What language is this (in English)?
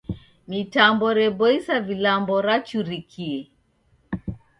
Taita